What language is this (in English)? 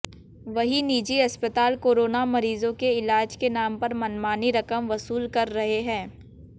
Hindi